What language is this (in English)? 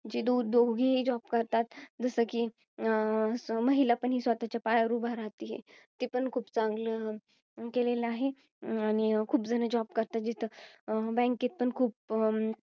Marathi